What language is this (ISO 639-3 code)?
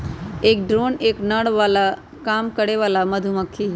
mag